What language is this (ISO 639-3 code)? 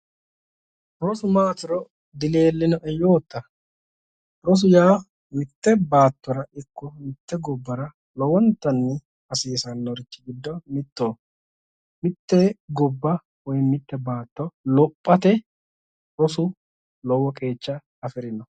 sid